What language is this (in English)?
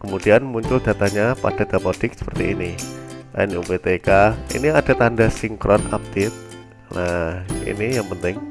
Indonesian